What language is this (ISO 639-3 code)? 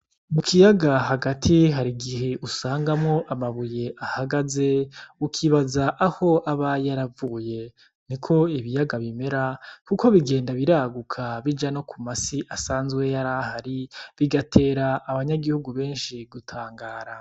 run